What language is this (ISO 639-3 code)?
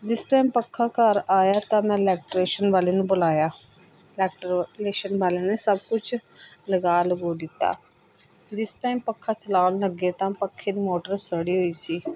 pan